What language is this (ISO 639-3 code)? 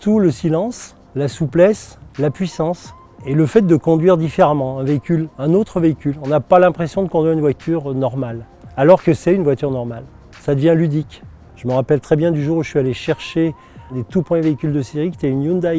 fra